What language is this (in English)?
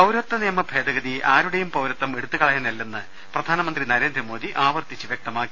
Malayalam